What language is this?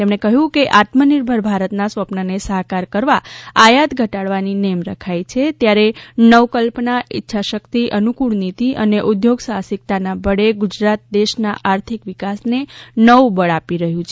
Gujarati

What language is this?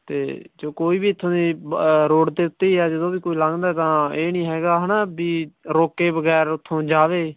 Punjabi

